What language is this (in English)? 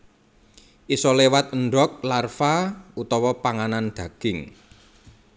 Javanese